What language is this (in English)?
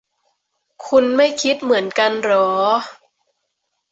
Thai